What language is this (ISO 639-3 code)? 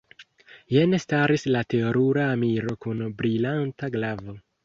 epo